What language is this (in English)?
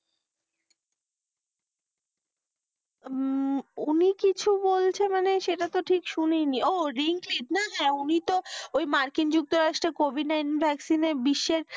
Bangla